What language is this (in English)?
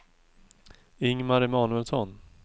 Swedish